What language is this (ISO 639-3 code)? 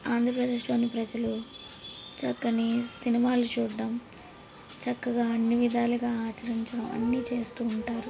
tel